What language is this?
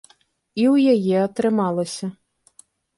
Belarusian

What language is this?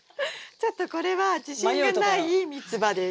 Japanese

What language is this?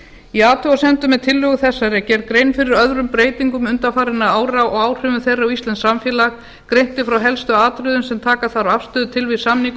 Icelandic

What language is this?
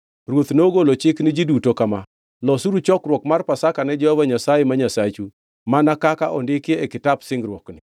Luo (Kenya and Tanzania)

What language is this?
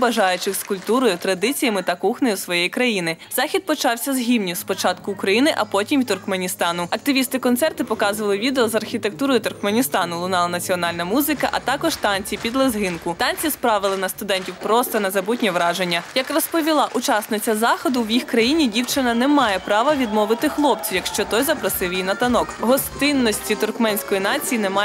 Ukrainian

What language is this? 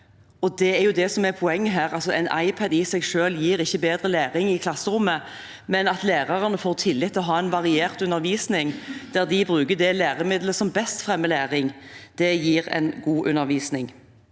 Norwegian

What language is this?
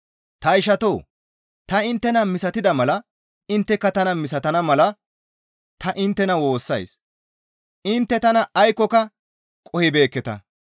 Gamo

